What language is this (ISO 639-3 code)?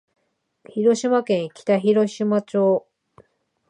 jpn